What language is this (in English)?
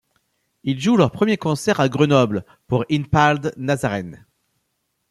French